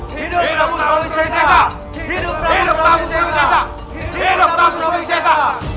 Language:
Indonesian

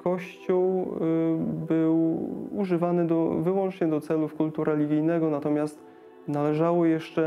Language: Polish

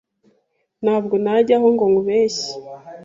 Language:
Kinyarwanda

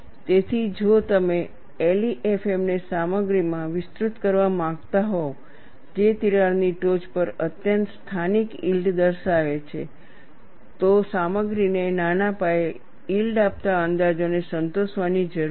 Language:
Gujarati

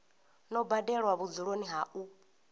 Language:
Venda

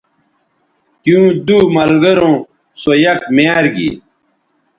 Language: Bateri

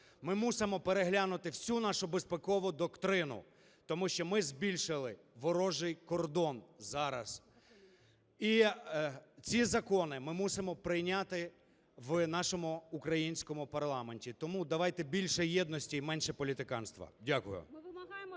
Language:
Ukrainian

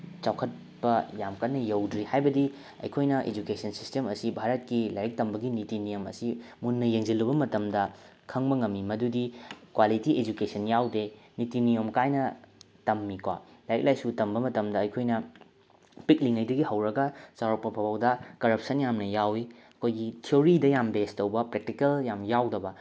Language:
Manipuri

